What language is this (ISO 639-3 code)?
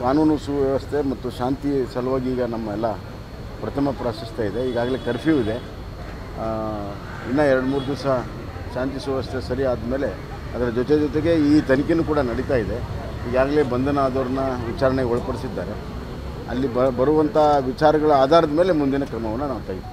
tha